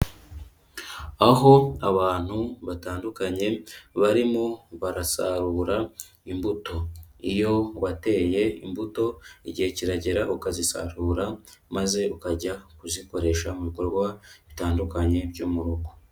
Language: Kinyarwanda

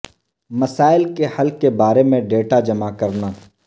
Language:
Urdu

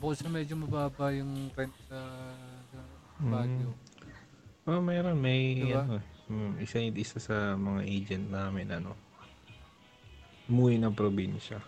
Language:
Filipino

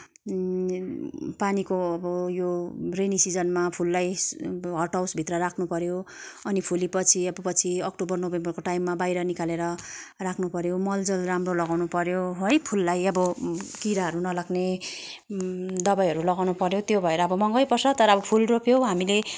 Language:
Nepali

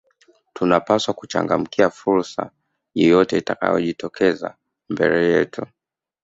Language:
Swahili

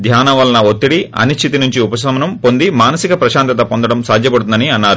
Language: Telugu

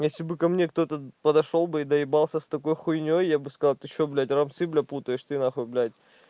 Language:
Russian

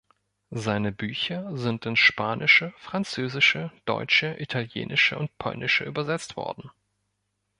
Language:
German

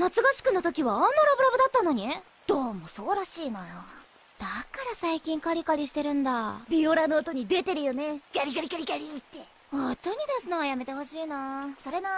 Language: Japanese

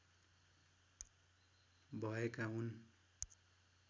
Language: Nepali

